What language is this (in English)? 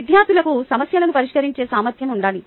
Telugu